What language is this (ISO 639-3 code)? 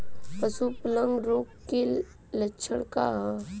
bho